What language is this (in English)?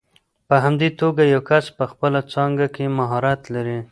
Pashto